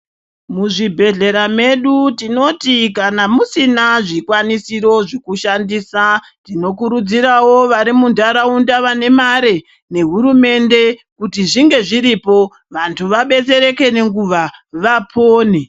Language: Ndau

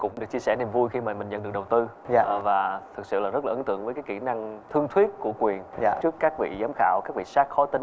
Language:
Vietnamese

